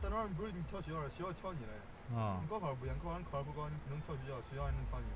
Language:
Chinese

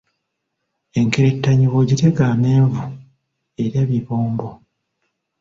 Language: Ganda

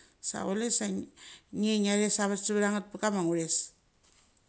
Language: Mali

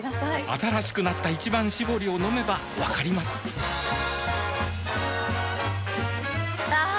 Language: Japanese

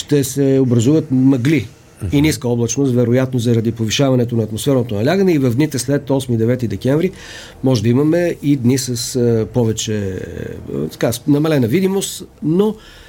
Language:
Bulgarian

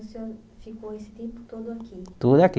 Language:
Portuguese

